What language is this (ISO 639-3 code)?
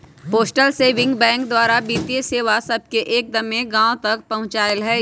mag